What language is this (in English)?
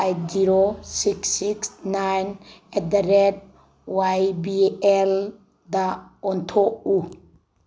Manipuri